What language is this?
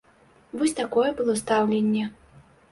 Belarusian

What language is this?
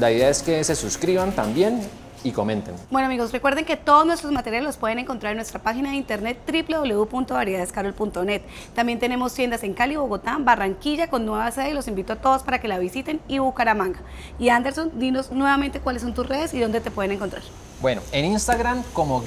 Spanish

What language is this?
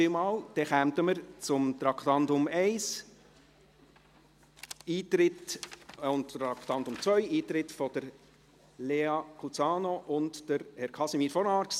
Swiss German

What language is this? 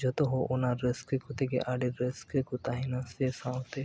Santali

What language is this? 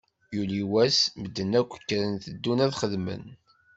Kabyle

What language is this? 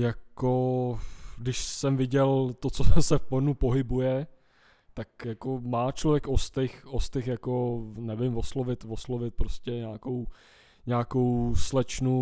Czech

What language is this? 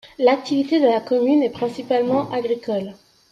French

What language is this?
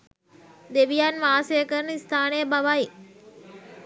Sinhala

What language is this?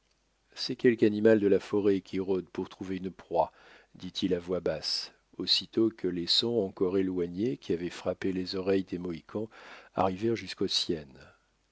French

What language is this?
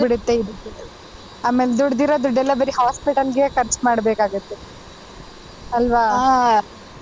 Kannada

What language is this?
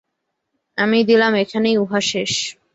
Bangla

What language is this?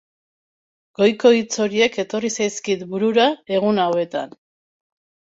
Basque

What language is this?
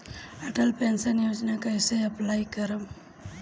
Bhojpuri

